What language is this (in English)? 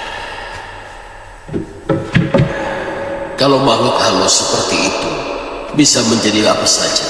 Indonesian